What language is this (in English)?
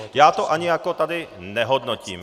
Czech